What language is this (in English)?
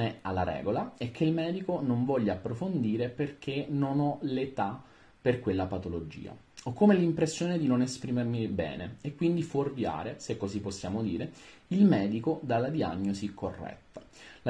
Italian